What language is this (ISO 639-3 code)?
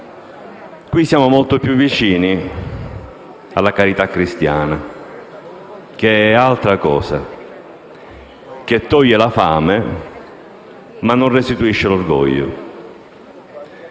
ita